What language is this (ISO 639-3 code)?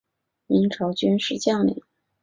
zho